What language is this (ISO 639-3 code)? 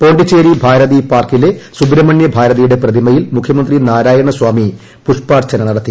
mal